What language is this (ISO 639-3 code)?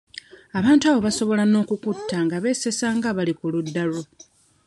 lug